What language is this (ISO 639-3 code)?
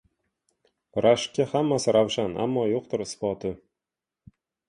uzb